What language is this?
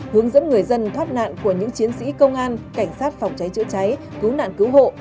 Vietnamese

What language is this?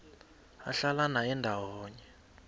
South Ndebele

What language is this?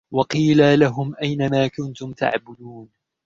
Arabic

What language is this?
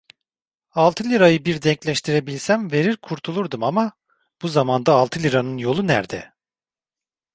Turkish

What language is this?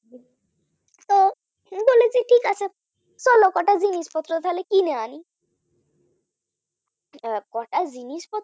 Bangla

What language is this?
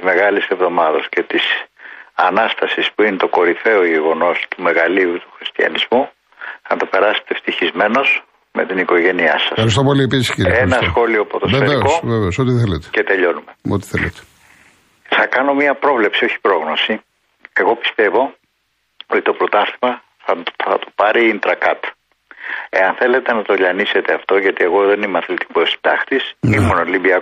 Greek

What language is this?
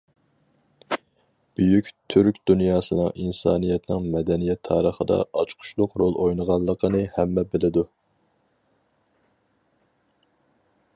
Uyghur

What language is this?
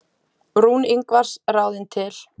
Icelandic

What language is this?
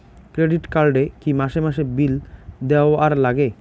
Bangla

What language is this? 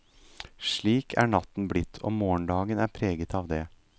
Norwegian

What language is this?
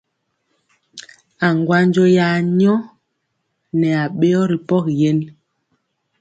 Mpiemo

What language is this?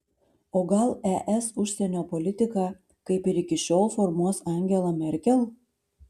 Lithuanian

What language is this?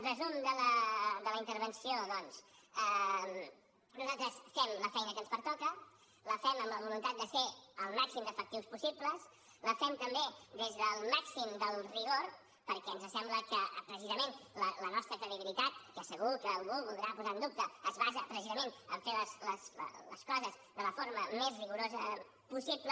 Catalan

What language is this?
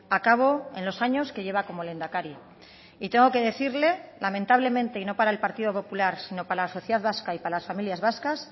Spanish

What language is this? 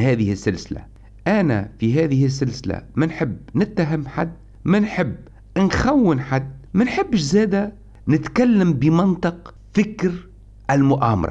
Arabic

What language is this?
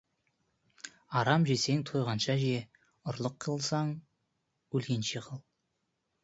Kazakh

